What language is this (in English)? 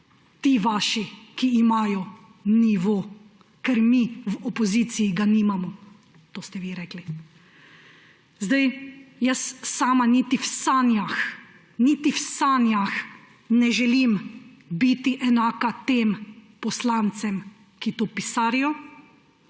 Slovenian